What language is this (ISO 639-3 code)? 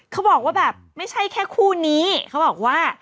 tha